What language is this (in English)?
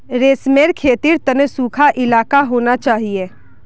Magahi